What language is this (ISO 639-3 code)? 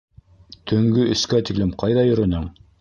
bak